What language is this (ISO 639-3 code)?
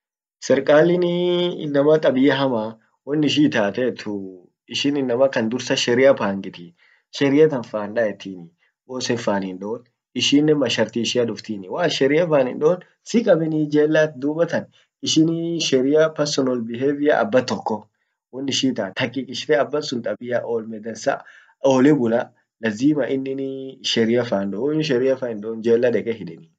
orc